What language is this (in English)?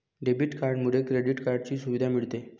Marathi